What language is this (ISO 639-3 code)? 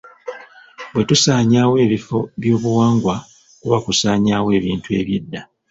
lug